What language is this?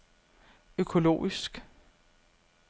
Danish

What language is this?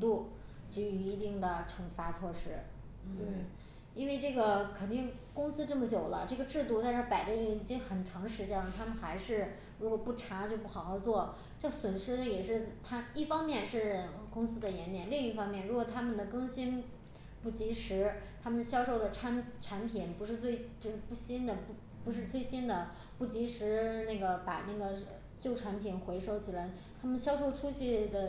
Chinese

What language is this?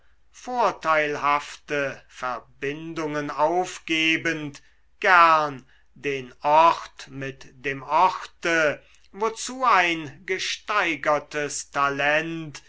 German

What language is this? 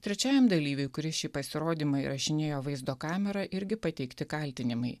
Lithuanian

